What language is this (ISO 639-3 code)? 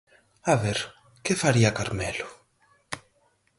glg